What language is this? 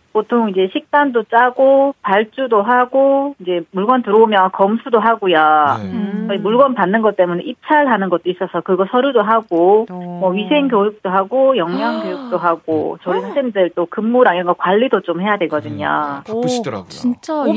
Korean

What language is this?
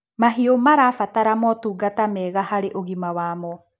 Kikuyu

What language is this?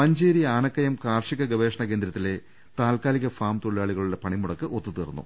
Malayalam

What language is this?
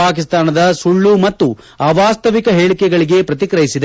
Kannada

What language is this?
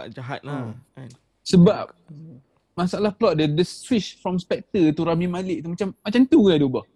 Malay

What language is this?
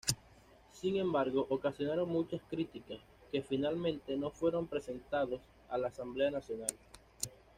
Spanish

